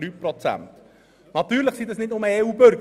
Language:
Swiss German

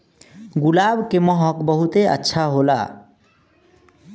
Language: Bhojpuri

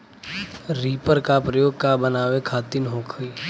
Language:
Bhojpuri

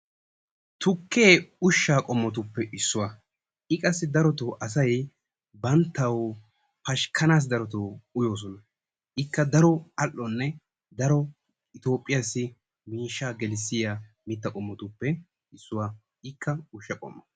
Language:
Wolaytta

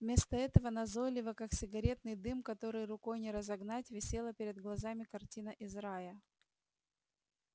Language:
Russian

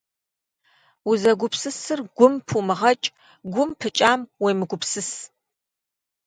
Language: Kabardian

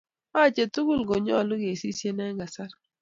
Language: Kalenjin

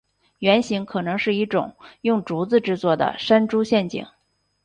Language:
Chinese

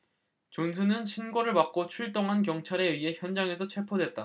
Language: Korean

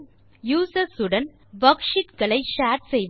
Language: Tamil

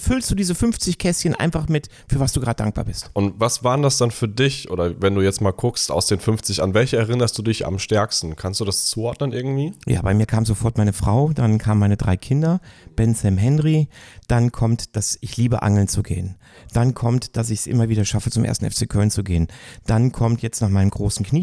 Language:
German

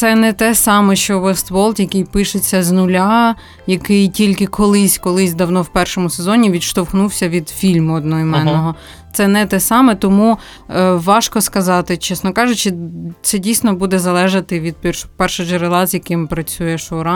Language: Ukrainian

